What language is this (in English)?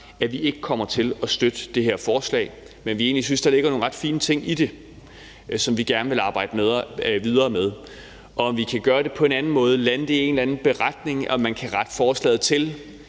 Danish